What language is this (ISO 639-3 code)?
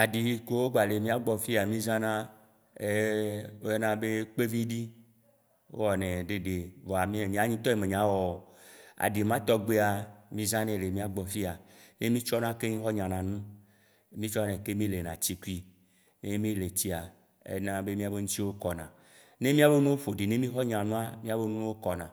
wci